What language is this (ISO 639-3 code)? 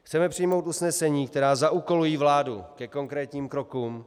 ces